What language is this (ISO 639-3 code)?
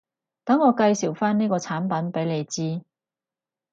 yue